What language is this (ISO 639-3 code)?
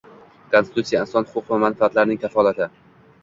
uzb